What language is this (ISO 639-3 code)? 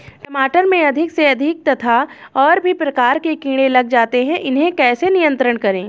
hin